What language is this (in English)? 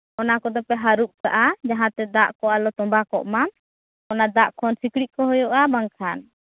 Santali